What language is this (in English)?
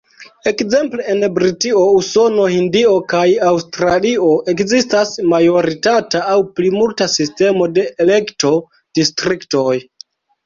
Esperanto